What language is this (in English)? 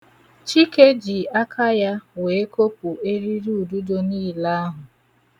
Igbo